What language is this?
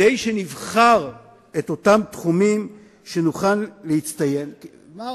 Hebrew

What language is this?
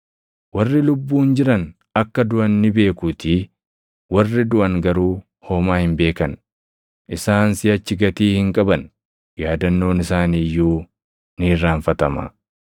Oromo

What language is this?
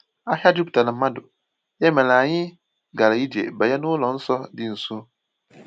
Igbo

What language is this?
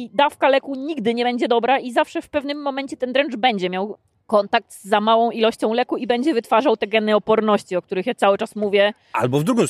Polish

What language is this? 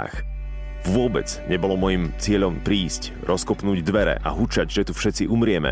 Slovak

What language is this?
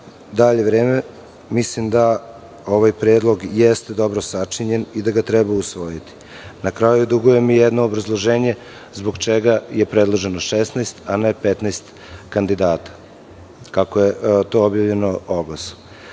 Serbian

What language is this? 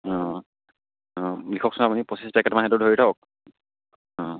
Assamese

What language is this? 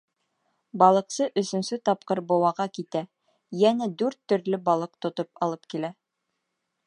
Bashkir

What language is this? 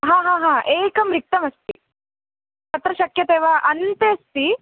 Sanskrit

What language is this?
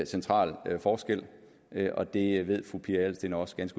Danish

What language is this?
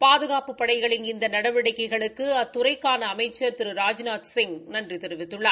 Tamil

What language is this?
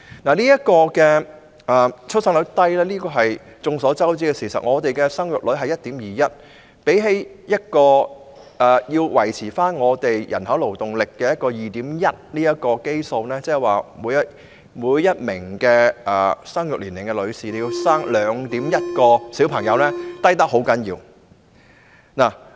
Cantonese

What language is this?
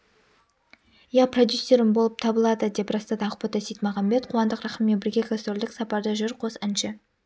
Kazakh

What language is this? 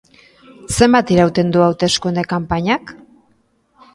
Basque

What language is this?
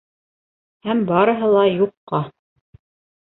Bashkir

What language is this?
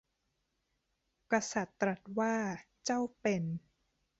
Thai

